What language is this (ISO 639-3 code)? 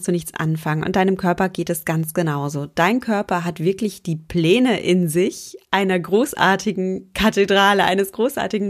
deu